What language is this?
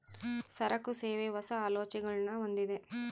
Kannada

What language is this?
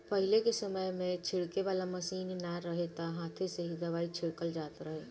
Bhojpuri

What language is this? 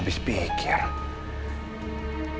Indonesian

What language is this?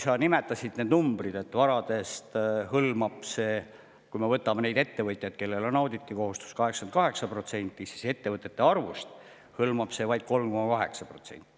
Estonian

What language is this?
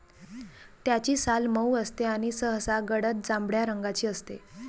Marathi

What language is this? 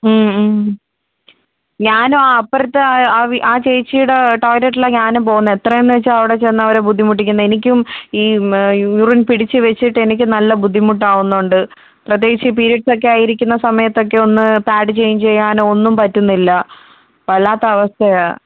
Malayalam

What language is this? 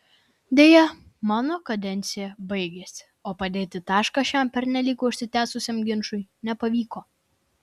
Lithuanian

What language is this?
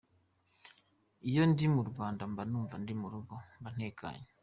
Kinyarwanda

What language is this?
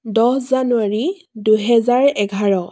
Assamese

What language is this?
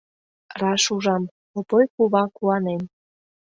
Mari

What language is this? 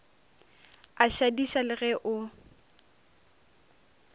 Northern Sotho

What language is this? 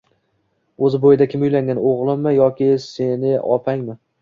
Uzbek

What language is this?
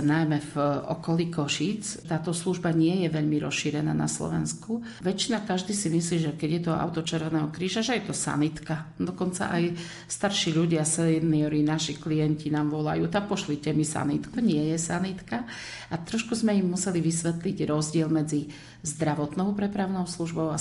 Slovak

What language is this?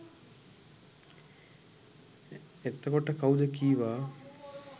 Sinhala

